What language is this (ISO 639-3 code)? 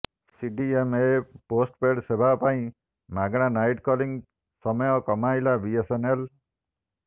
ori